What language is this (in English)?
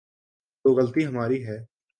Urdu